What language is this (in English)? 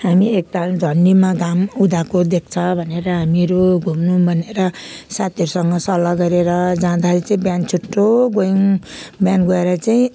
Nepali